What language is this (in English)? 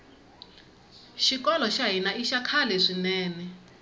Tsonga